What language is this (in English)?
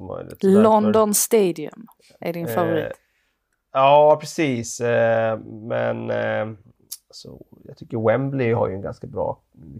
Swedish